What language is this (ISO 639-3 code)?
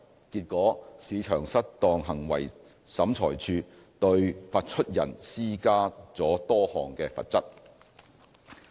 yue